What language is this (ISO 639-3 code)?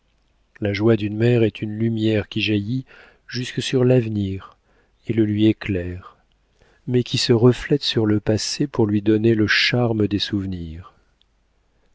fra